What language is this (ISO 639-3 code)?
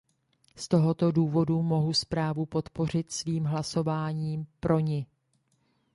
ces